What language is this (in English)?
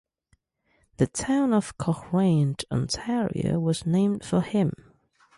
English